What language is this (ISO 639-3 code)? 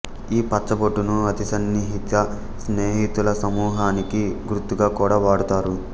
tel